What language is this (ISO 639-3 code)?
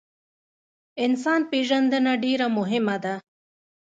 pus